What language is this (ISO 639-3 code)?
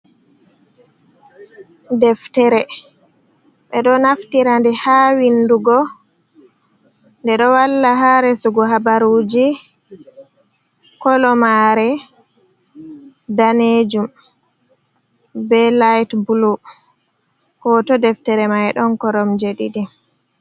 ful